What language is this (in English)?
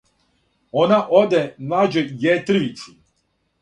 Serbian